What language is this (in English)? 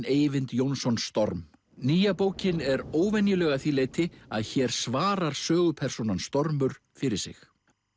Icelandic